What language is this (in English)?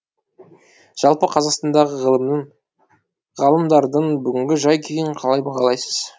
Kazakh